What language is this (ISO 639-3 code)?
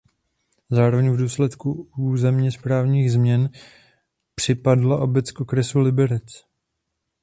ces